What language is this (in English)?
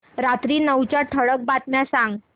Marathi